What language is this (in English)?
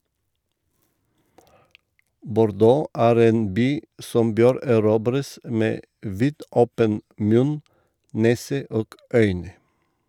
Norwegian